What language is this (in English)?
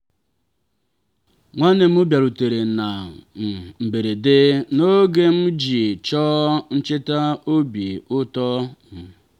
Igbo